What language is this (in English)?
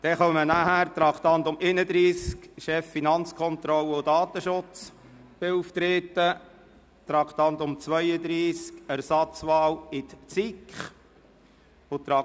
Swiss German